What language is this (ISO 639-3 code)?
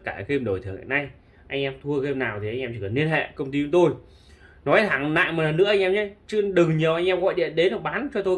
vie